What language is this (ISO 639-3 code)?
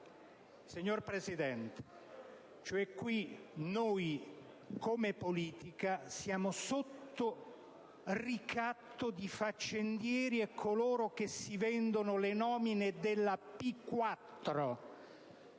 ita